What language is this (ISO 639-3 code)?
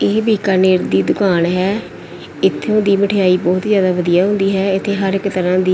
pan